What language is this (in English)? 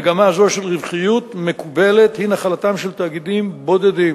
Hebrew